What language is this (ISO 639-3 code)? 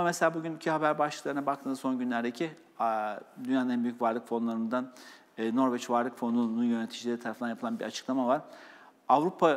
tur